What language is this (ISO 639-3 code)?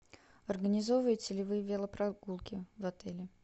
rus